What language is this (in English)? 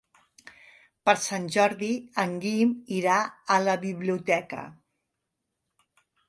Catalan